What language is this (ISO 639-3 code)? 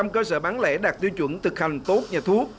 vie